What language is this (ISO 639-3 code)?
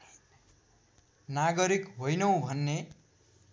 nep